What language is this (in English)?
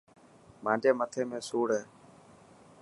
Dhatki